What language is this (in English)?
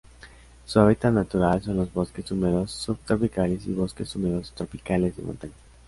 Spanish